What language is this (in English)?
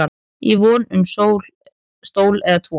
Icelandic